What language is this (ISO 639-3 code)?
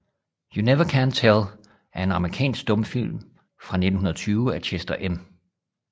dan